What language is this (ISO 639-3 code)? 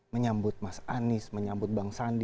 ind